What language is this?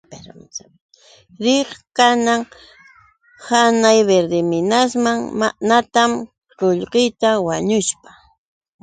Yauyos Quechua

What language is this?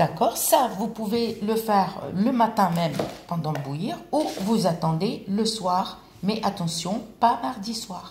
French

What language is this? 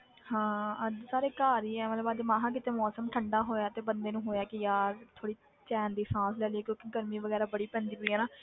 Punjabi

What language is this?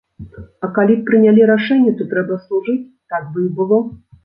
Belarusian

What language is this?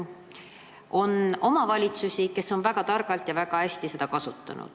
Estonian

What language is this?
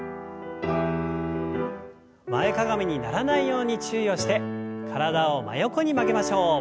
Japanese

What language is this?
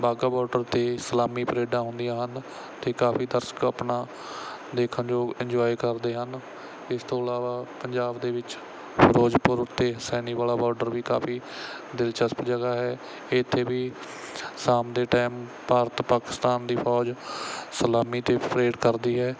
Punjabi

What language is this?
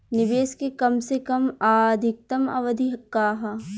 Bhojpuri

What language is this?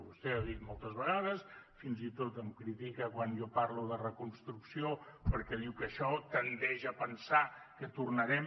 Catalan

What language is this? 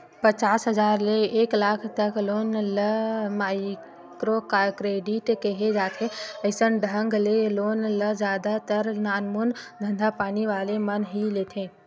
Chhattisgarhi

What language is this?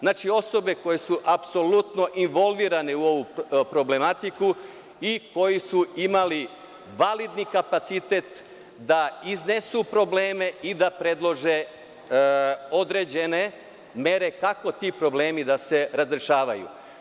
Serbian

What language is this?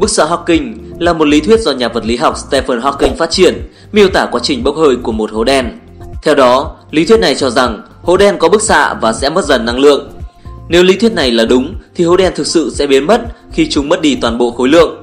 Vietnamese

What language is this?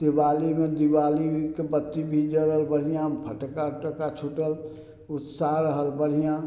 Maithili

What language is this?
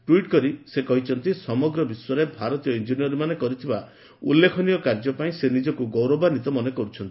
Odia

